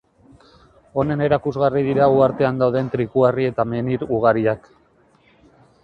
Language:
Basque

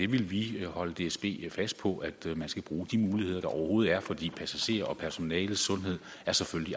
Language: Danish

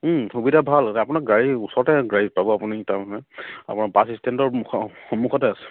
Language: Assamese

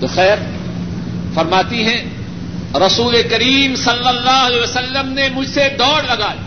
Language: Urdu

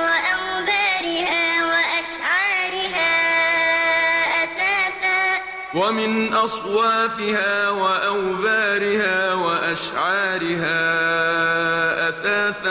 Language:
Arabic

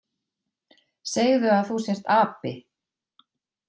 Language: Icelandic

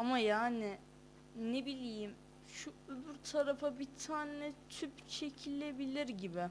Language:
Turkish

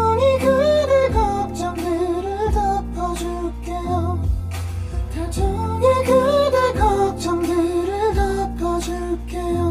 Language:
Korean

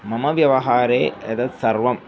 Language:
Sanskrit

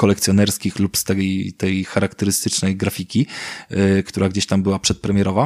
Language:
Polish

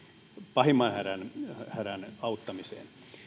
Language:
Finnish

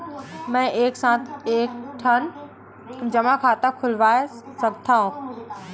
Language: Chhattisgarhi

